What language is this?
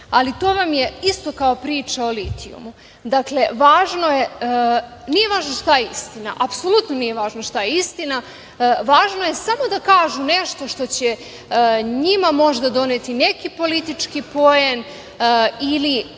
Serbian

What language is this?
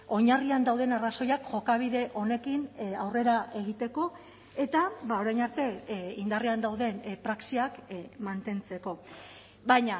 Basque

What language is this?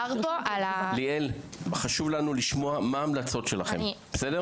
Hebrew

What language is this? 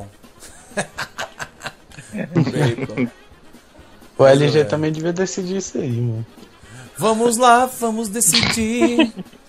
Portuguese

